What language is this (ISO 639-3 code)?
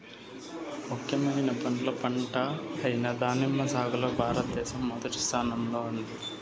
tel